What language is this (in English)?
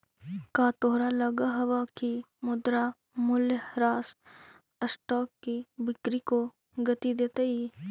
Magahi